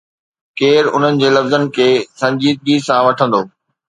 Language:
Sindhi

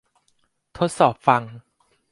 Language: Thai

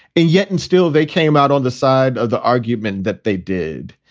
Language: English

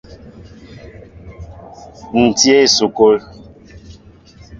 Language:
Mbo (Cameroon)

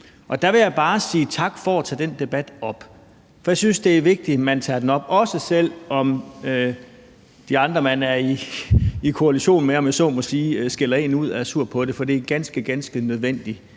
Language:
Danish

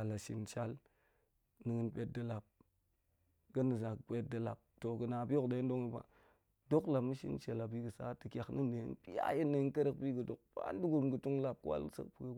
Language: Goemai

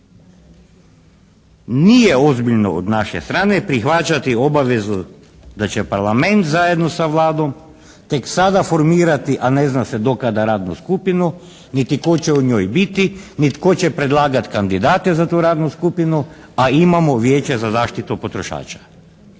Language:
Croatian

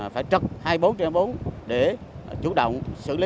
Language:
Vietnamese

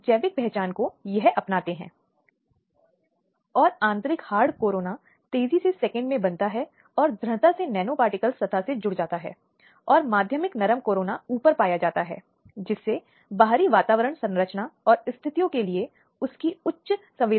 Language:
Hindi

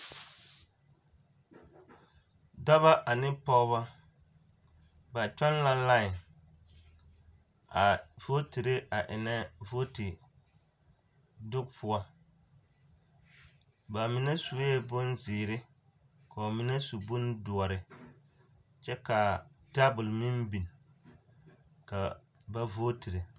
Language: Southern Dagaare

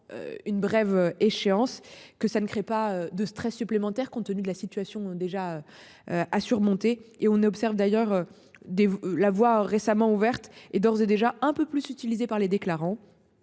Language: French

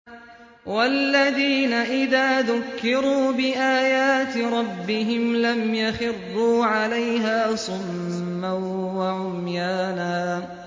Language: Arabic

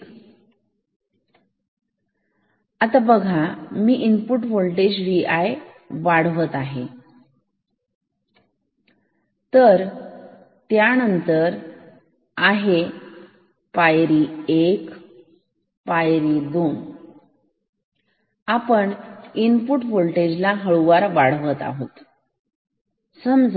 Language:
Marathi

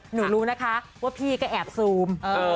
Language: Thai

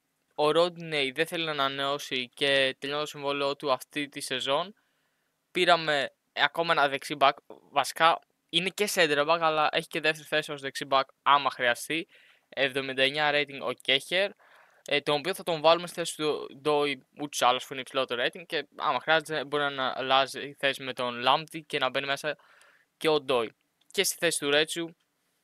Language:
Greek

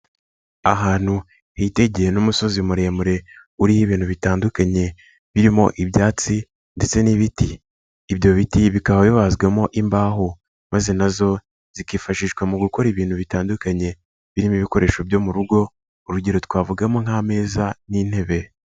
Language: Kinyarwanda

